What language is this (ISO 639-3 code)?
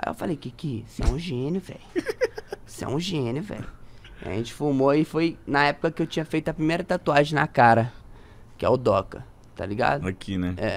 por